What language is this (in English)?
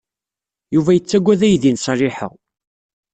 Kabyle